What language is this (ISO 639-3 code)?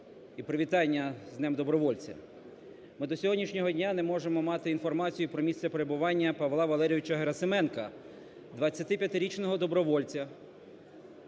ukr